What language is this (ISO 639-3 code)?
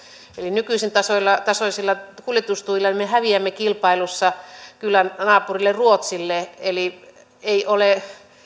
fin